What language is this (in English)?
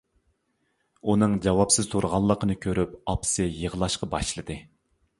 Uyghur